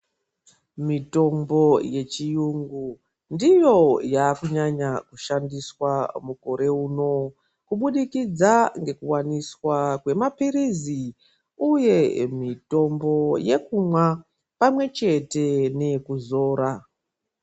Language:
Ndau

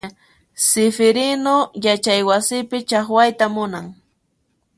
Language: Puno Quechua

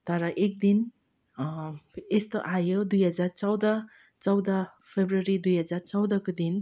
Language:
Nepali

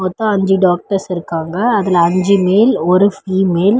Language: Tamil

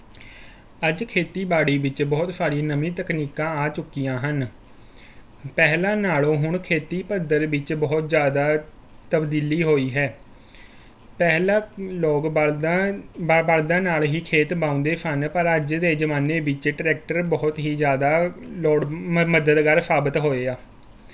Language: Punjabi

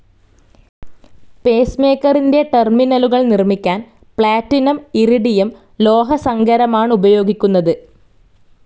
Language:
Malayalam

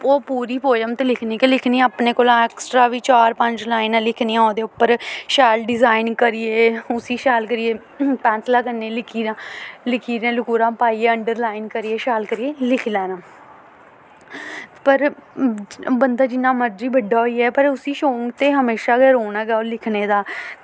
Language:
Dogri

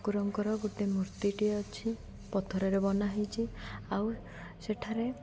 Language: Odia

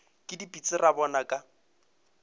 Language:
Northern Sotho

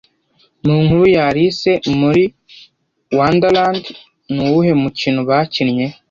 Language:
Kinyarwanda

